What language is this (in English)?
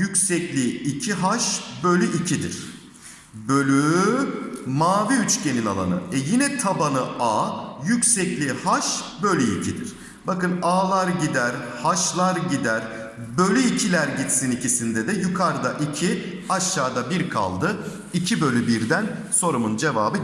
Turkish